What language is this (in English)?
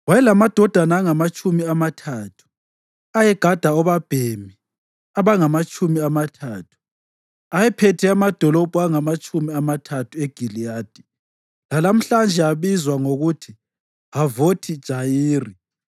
North Ndebele